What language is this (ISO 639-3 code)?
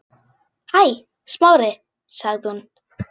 isl